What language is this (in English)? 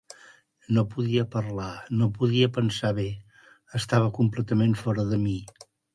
Catalan